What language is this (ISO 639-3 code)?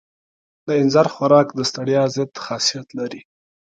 pus